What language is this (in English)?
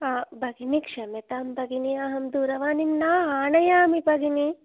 Sanskrit